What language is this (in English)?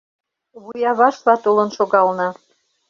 Mari